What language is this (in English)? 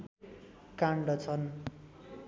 Nepali